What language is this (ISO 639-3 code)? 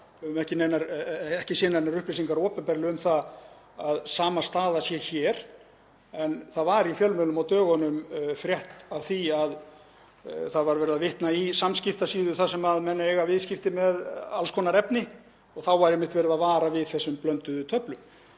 isl